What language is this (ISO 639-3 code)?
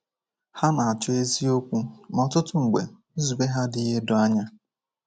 ibo